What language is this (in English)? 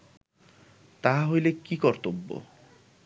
Bangla